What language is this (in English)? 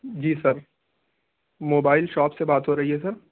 Urdu